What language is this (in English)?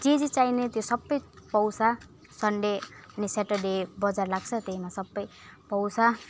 Nepali